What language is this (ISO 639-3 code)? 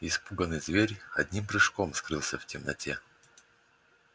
rus